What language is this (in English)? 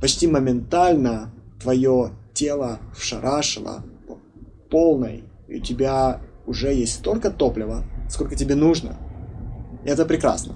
Russian